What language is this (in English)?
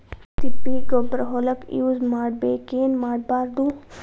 Kannada